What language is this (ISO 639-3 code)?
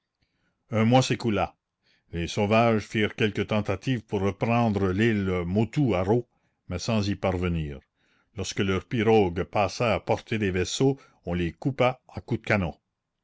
fra